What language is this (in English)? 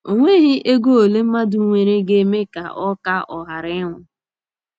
Igbo